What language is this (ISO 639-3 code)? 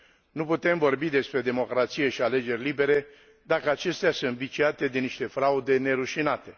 ron